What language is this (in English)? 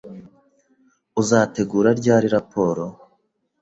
Kinyarwanda